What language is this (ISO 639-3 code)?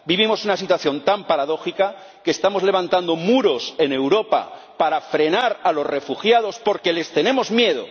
spa